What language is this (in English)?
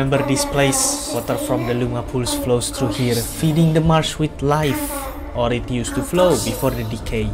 Indonesian